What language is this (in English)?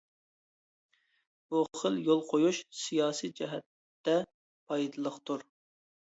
Uyghur